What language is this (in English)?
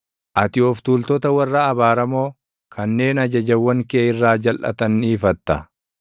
Oromo